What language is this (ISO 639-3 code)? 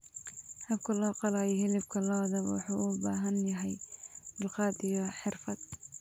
som